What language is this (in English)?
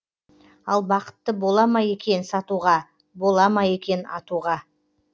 Kazakh